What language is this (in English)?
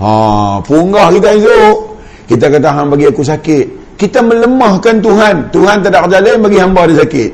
Malay